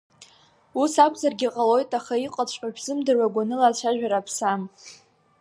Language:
Abkhazian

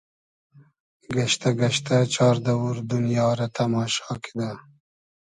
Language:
Hazaragi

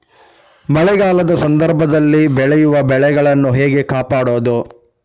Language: Kannada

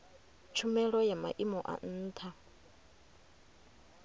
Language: Venda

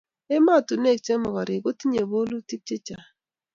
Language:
Kalenjin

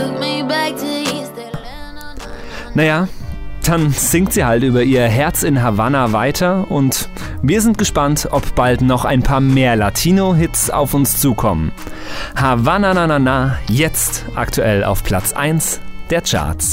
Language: German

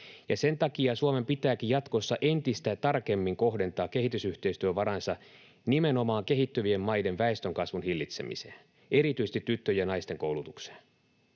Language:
Finnish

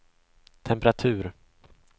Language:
Swedish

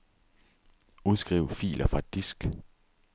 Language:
Danish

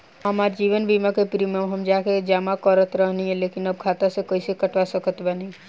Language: Bhojpuri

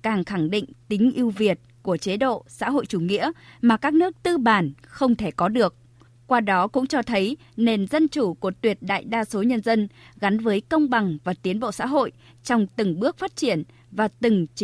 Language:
Vietnamese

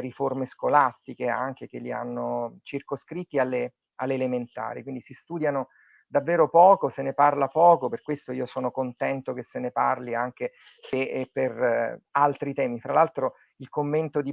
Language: Italian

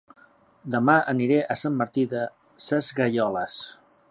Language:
Catalan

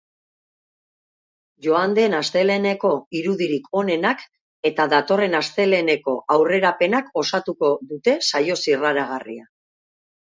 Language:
Basque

